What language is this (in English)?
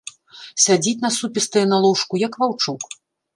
Belarusian